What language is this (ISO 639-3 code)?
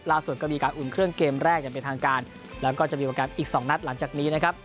tha